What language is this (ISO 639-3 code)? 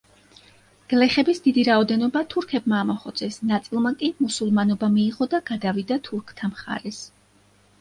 kat